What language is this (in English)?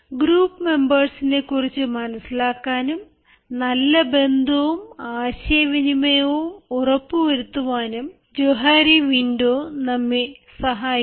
Malayalam